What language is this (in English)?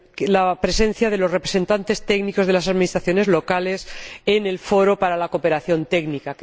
Spanish